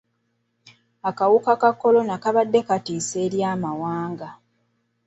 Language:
Ganda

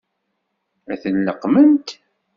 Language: Kabyle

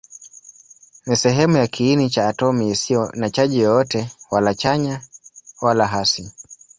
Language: Swahili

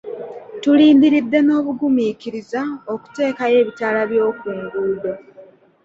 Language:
Ganda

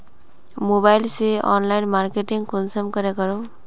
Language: Magahi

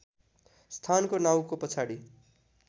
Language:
Nepali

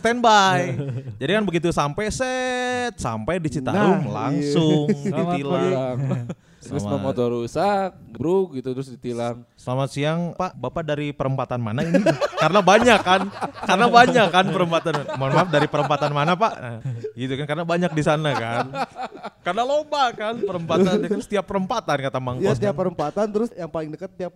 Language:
Indonesian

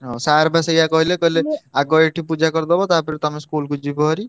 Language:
Odia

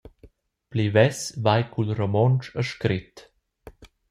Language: Romansh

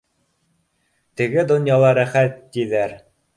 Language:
Bashkir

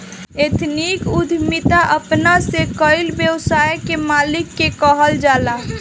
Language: Bhojpuri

